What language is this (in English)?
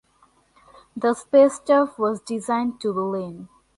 English